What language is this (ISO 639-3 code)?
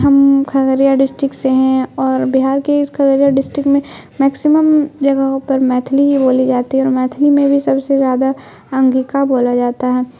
urd